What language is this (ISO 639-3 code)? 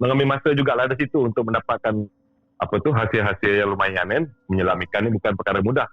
msa